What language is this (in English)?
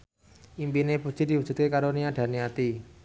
Javanese